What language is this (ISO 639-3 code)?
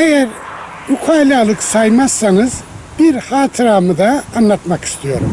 tur